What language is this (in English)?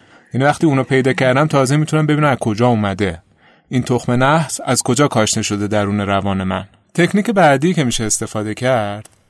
Persian